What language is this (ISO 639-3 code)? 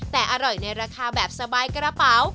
tha